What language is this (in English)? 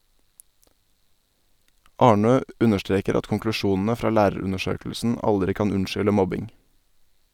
Norwegian